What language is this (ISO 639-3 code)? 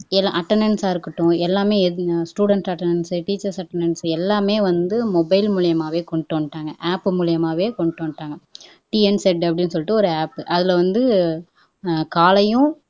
tam